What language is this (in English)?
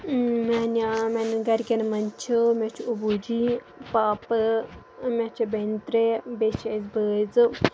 Kashmiri